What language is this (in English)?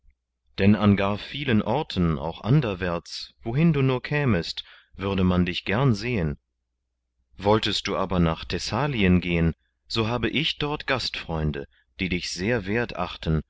German